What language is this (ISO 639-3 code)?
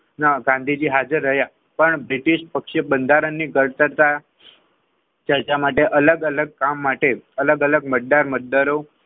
guj